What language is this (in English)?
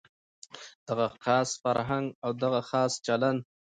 Pashto